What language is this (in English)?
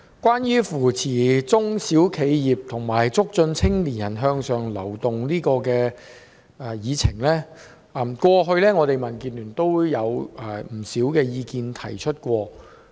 Cantonese